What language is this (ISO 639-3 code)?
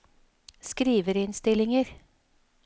nor